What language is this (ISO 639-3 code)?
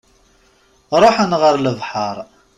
kab